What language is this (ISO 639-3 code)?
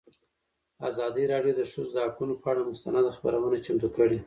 pus